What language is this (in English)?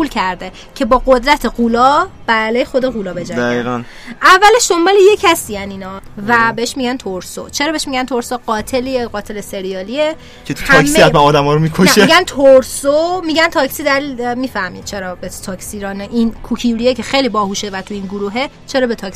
Persian